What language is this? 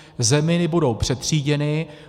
Czech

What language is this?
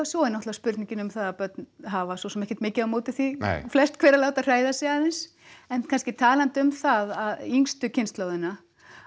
Icelandic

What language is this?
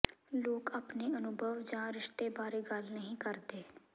Punjabi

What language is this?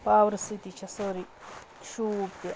Kashmiri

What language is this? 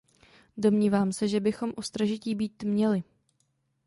Czech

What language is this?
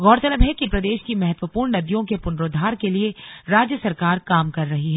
Hindi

